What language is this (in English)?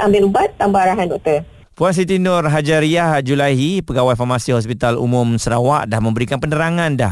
Malay